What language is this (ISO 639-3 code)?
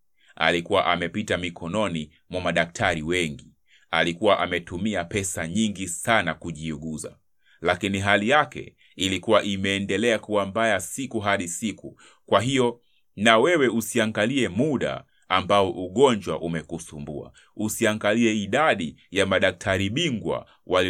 swa